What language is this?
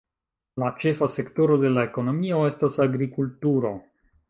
Esperanto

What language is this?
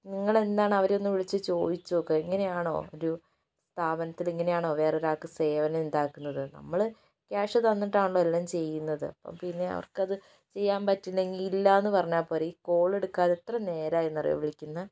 Malayalam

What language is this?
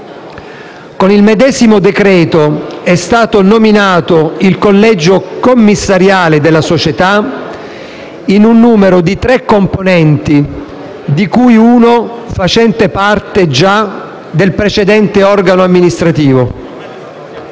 Italian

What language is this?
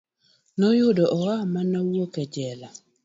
Luo (Kenya and Tanzania)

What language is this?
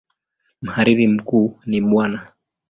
Swahili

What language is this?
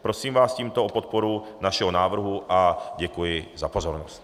Czech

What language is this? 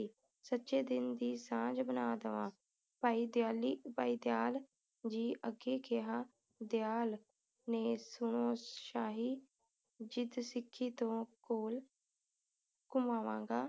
Punjabi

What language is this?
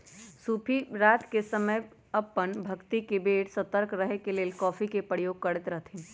Magahi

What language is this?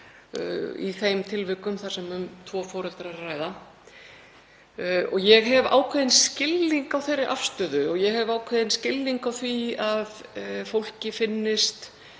Icelandic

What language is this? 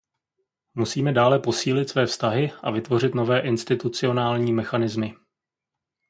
Czech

